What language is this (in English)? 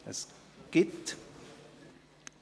Swiss German